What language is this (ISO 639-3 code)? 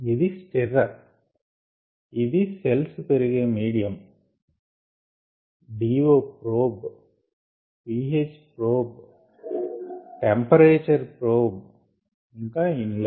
tel